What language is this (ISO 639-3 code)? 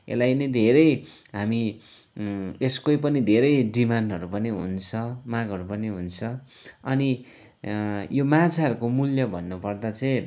nep